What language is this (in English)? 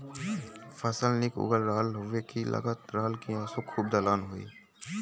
Bhojpuri